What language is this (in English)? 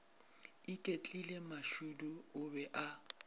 Northern Sotho